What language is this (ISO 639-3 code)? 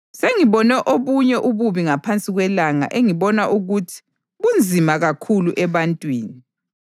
nde